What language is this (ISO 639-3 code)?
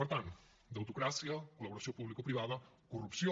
cat